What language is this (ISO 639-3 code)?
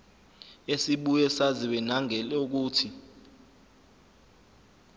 zul